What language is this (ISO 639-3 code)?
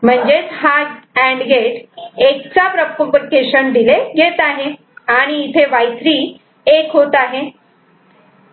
mar